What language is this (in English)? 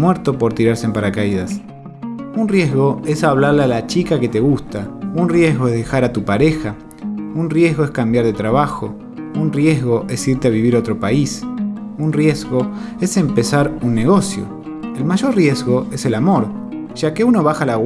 Spanish